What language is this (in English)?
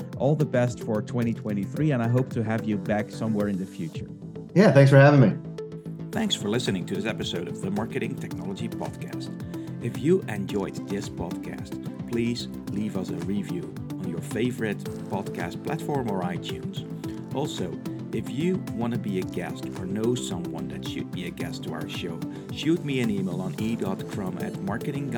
English